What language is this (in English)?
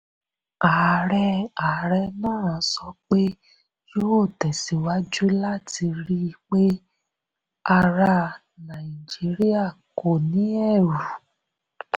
Yoruba